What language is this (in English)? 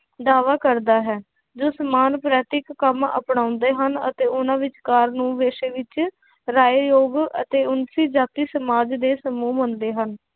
Punjabi